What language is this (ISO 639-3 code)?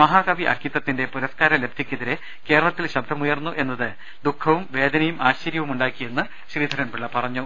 mal